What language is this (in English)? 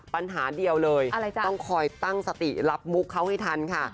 Thai